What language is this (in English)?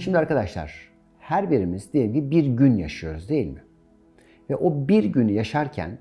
Turkish